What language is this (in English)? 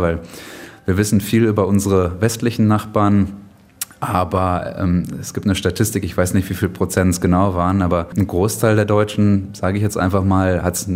German